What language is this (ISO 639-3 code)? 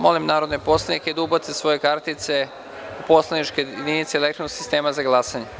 srp